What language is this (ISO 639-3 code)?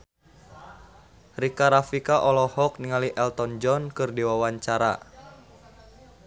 sun